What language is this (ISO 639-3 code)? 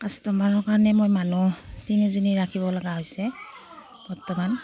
asm